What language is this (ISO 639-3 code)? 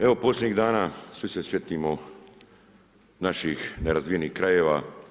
hrv